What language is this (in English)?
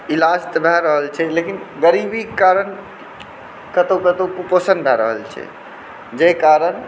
Maithili